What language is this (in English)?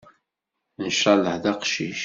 Kabyle